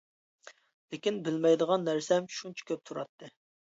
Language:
Uyghur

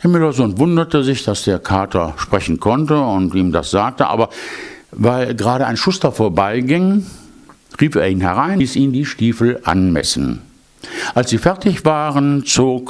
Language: German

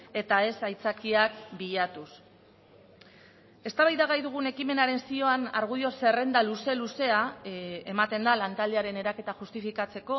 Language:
Basque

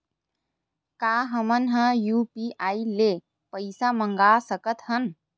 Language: Chhattisgarhi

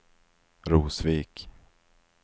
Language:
Swedish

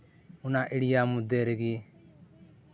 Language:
Santali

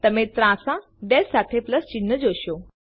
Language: Gujarati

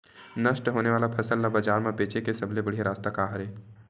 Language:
Chhattisgarhi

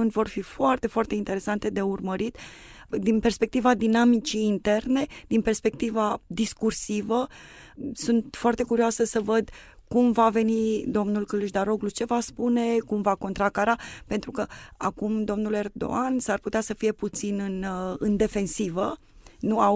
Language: Romanian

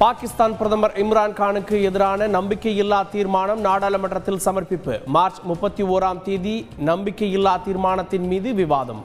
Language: Tamil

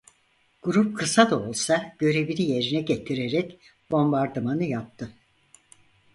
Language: Turkish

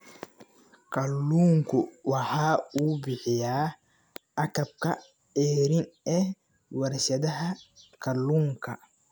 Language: Somali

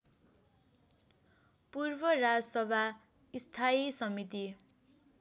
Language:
Nepali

